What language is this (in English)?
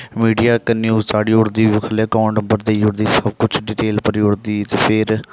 Dogri